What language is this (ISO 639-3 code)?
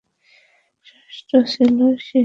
ben